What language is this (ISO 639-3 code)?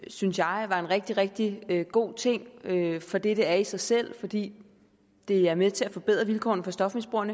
dan